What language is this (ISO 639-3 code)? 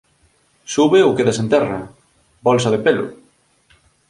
glg